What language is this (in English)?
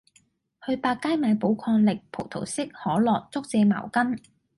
Cantonese